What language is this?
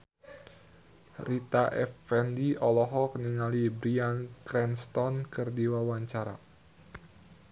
Sundanese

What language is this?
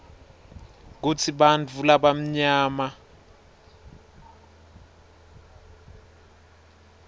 Swati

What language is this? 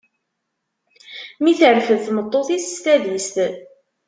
Kabyle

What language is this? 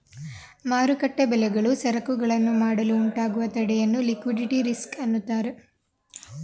Kannada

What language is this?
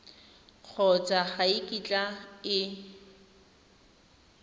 Tswana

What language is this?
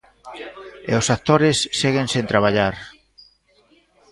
Galician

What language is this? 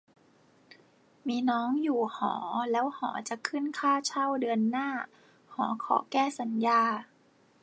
Thai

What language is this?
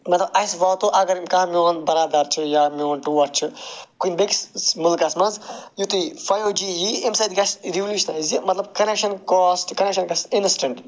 Kashmiri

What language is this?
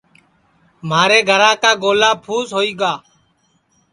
Sansi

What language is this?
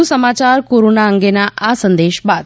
Gujarati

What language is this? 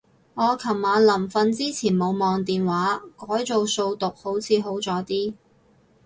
Cantonese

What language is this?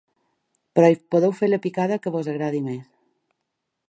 Catalan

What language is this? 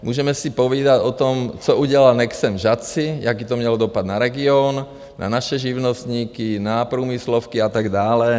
Czech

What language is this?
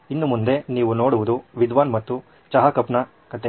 Kannada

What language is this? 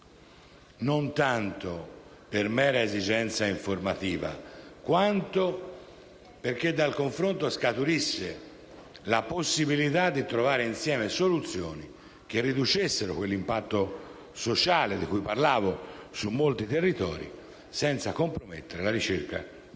Italian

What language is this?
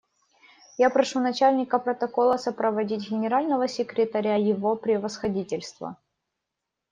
Russian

